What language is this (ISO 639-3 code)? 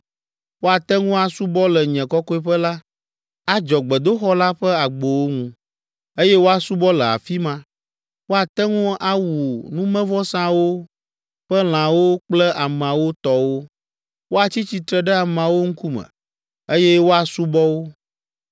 ewe